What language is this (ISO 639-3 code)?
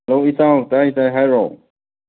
mni